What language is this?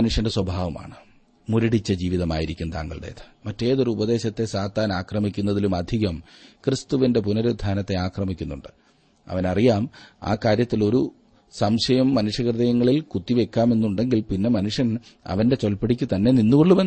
Malayalam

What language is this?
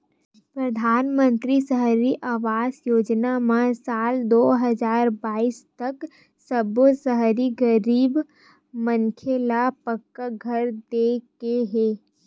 Chhattisgarhi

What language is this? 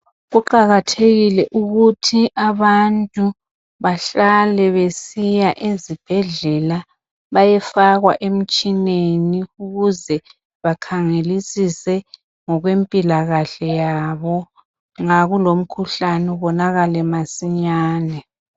North Ndebele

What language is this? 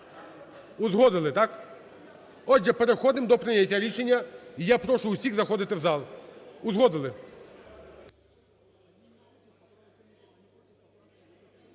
Ukrainian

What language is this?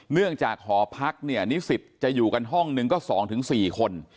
Thai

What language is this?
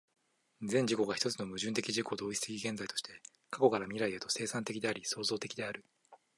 Japanese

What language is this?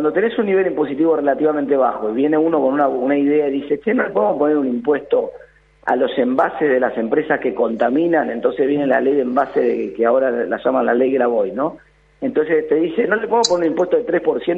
Spanish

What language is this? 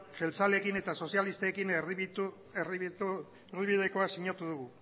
Basque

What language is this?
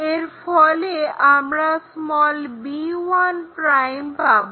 Bangla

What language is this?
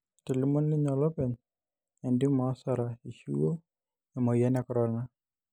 Masai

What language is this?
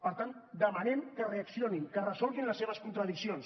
Catalan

